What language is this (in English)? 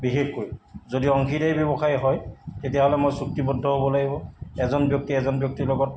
Assamese